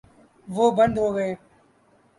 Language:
Urdu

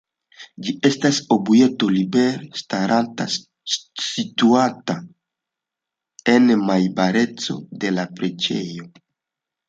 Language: Esperanto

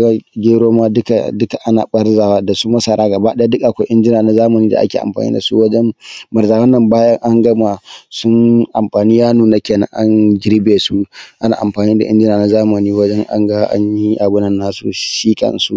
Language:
Hausa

